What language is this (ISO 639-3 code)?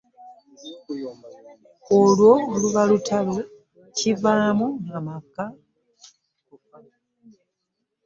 lug